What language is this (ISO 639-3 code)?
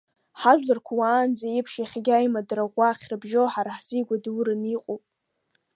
abk